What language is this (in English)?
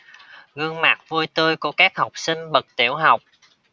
Vietnamese